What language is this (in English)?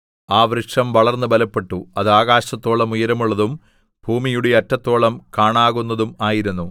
Malayalam